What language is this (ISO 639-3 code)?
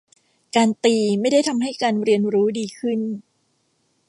tha